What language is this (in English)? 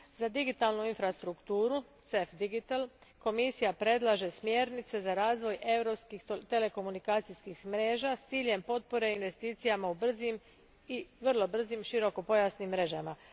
Croatian